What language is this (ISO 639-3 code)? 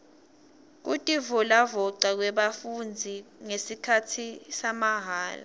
ssw